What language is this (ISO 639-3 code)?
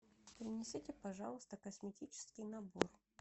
rus